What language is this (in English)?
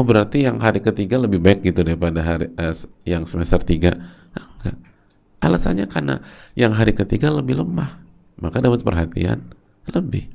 Indonesian